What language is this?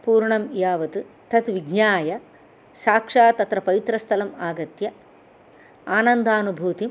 Sanskrit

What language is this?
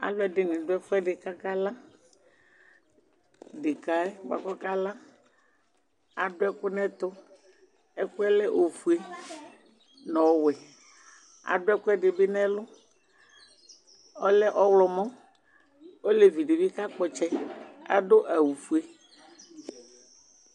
Ikposo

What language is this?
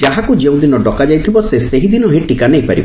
Odia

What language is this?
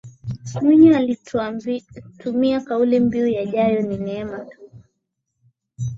Swahili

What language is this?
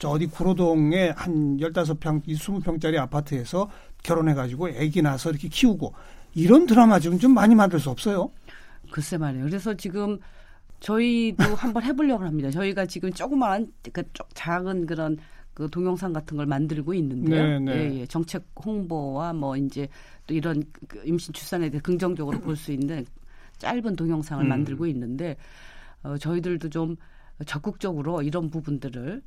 Korean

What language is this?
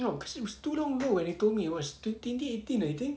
English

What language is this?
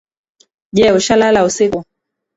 Swahili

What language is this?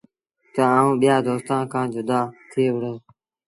Sindhi Bhil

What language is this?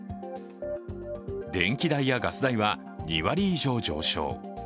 Japanese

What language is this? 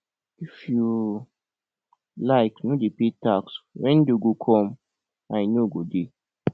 Nigerian Pidgin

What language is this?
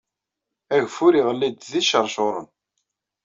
Kabyle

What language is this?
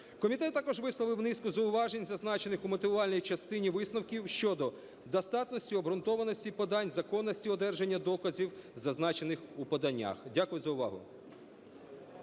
Ukrainian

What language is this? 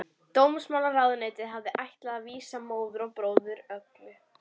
Icelandic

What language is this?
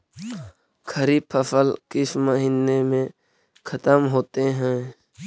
Magahi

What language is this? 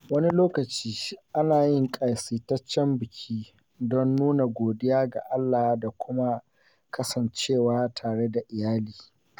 Hausa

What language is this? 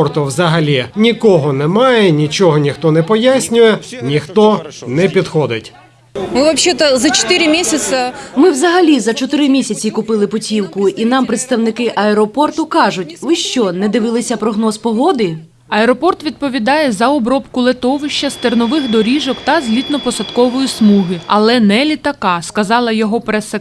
Ukrainian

